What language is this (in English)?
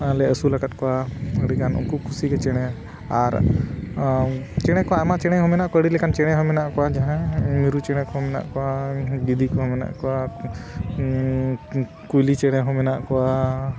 Santali